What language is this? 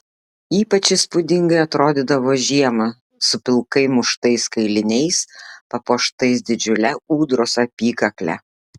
Lithuanian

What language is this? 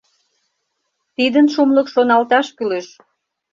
Mari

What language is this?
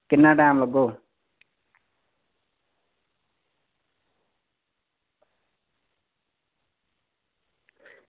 Dogri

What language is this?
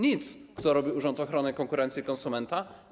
Polish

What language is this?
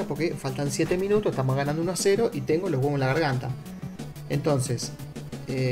Spanish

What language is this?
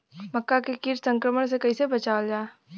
Bhojpuri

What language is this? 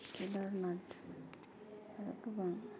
Bodo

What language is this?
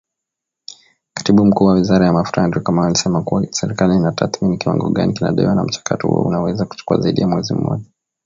Swahili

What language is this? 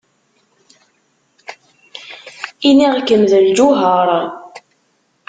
Kabyle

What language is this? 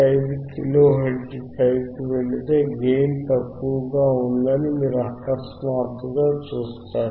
Telugu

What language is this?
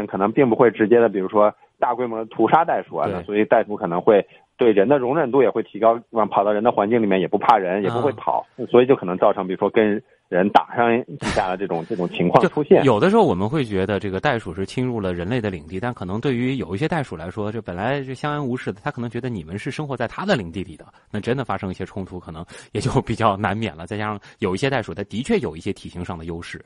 Chinese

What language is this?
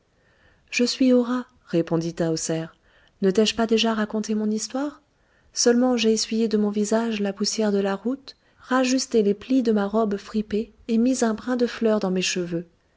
French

